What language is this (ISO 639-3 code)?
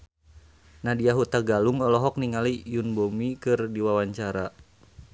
sun